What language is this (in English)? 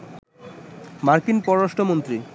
Bangla